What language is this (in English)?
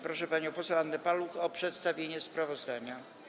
Polish